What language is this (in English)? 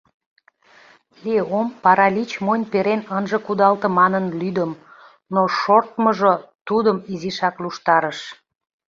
Mari